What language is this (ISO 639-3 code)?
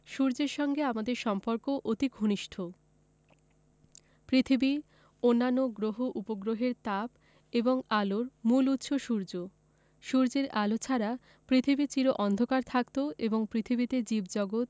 ben